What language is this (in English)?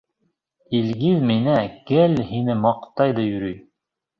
Bashkir